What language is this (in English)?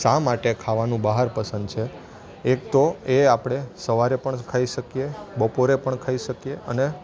Gujarati